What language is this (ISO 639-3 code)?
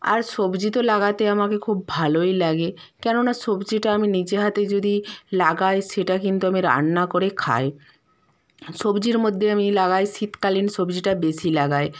ben